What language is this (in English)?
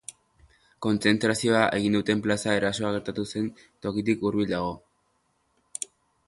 Basque